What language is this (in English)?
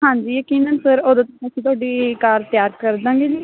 Punjabi